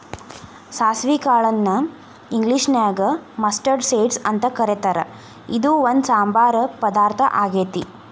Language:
Kannada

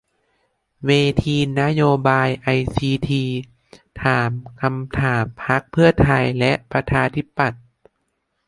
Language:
Thai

